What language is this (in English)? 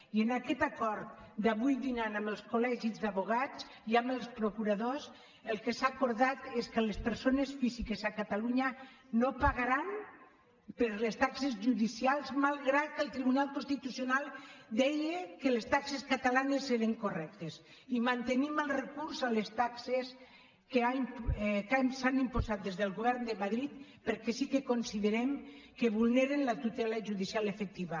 Catalan